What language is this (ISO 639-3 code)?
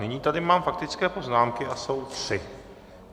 ces